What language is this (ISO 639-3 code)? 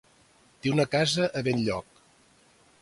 cat